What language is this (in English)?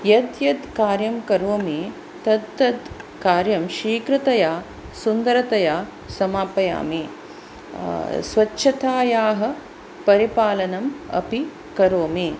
Sanskrit